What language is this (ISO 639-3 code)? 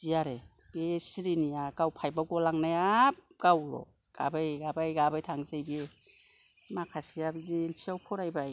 brx